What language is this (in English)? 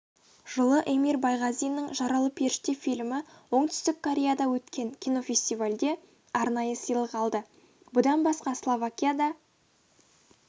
Kazakh